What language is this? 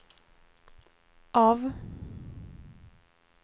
Swedish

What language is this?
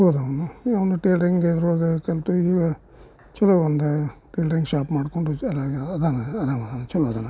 Kannada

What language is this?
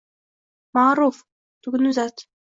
Uzbek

